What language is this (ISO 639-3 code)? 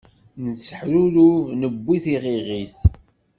kab